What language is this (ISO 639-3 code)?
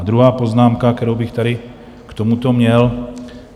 ces